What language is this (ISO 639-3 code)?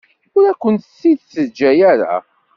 kab